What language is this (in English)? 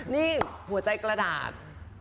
Thai